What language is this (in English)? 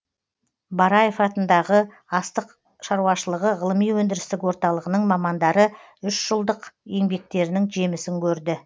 Kazakh